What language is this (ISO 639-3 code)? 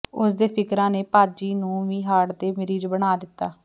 pan